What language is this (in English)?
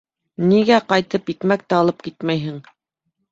Bashkir